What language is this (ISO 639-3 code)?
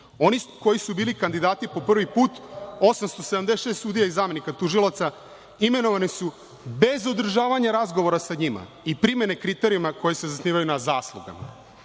srp